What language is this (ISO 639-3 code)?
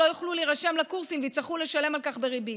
heb